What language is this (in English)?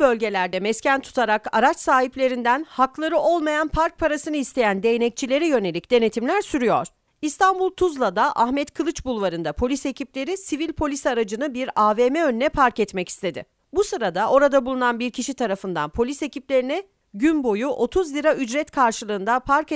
Turkish